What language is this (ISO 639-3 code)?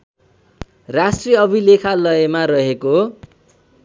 nep